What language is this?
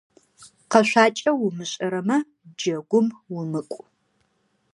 Adyghe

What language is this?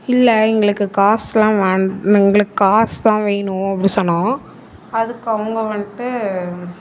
Tamil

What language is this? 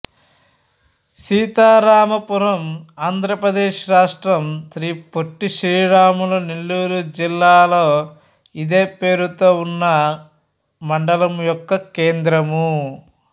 Telugu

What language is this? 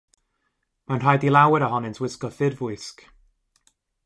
Welsh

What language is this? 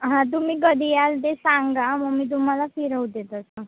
Marathi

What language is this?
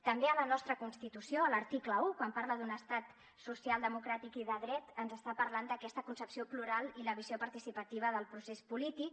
Catalan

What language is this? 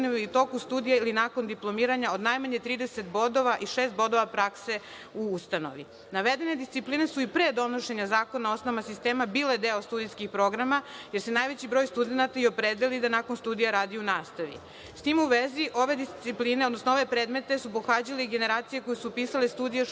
Serbian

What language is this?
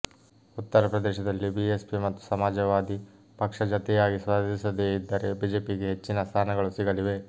Kannada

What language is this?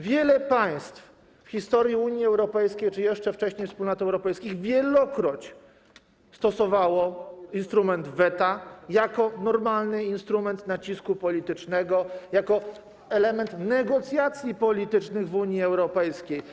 Polish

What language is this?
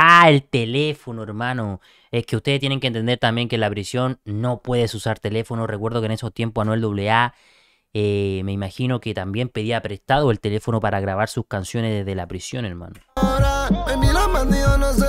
Spanish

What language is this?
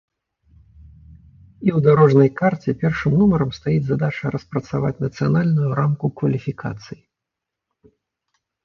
Belarusian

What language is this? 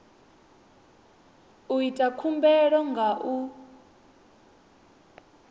Venda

